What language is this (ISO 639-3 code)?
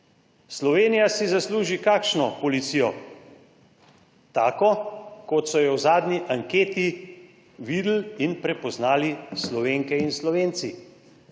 slv